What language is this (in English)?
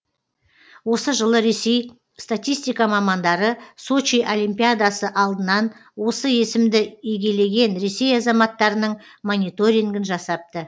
Kazakh